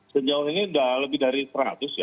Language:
Indonesian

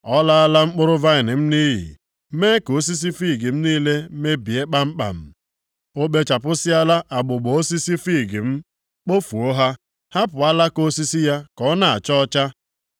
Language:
Igbo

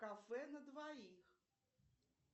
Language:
Russian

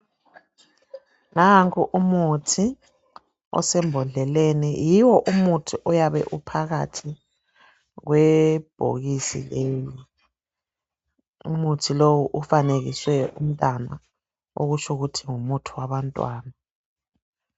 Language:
North Ndebele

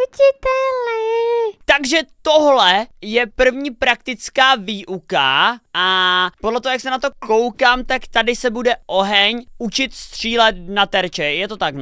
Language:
Czech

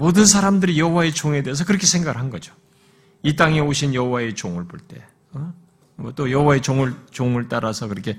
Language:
Korean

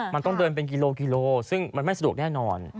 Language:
Thai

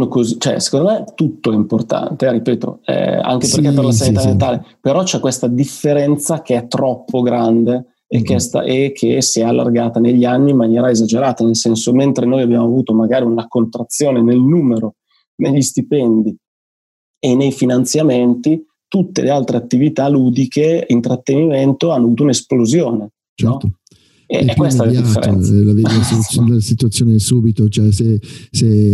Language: Italian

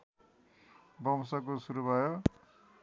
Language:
Nepali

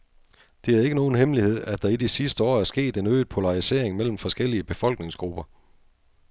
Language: Danish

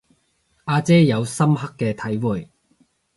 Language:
Cantonese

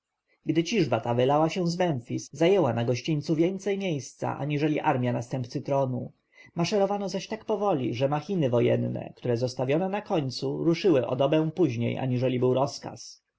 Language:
Polish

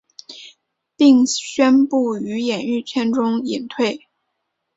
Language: Chinese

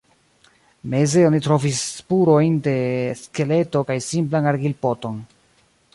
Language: Esperanto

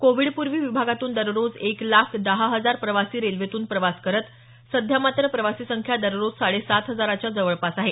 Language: Marathi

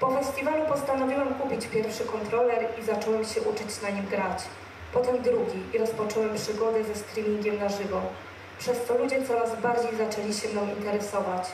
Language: Polish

